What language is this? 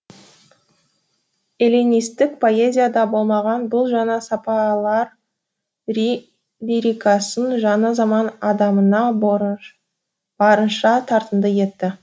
Kazakh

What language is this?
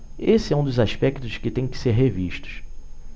Portuguese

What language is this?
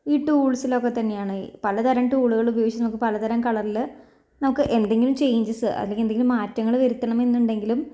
Malayalam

